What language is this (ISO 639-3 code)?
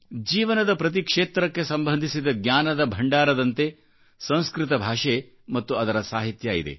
kan